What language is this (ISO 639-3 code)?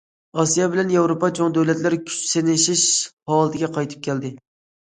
uig